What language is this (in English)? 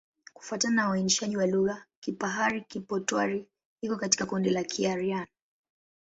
Swahili